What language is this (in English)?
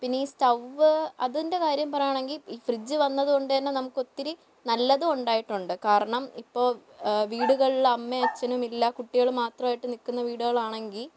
Malayalam